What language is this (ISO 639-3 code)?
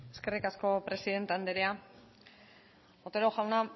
eus